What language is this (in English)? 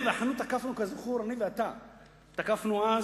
Hebrew